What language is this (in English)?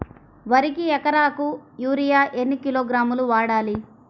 Telugu